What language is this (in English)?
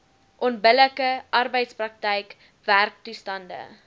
Afrikaans